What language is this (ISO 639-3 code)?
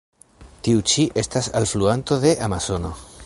epo